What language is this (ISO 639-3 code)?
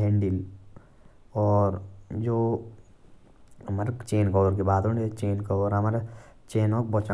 jns